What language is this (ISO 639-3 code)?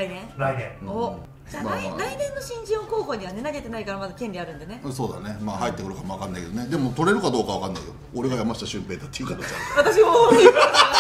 jpn